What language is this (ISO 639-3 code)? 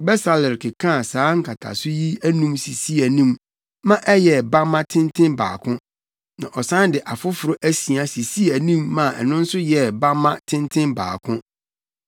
aka